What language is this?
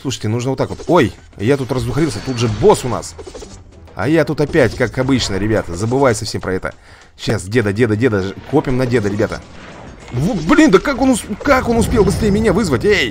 Russian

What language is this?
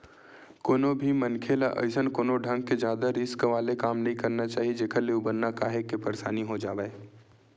Chhattisgarhi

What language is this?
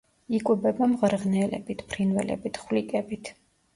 Georgian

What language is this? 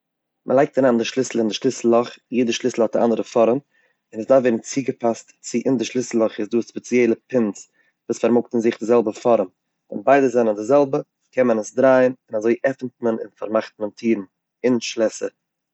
Yiddish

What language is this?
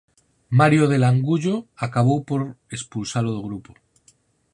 Galician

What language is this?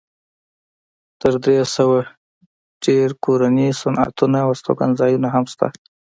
Pashto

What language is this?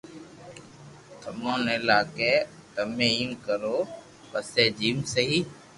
Loarki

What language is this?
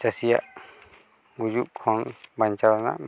Santali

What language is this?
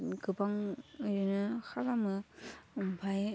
Bodo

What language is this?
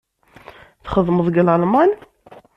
Kabyle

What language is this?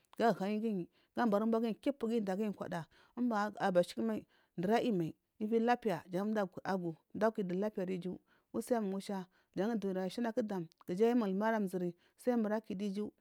Marghi South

